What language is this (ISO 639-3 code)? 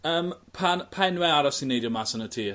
cym